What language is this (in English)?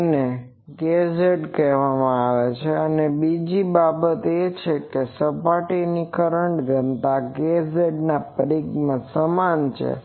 Gujarati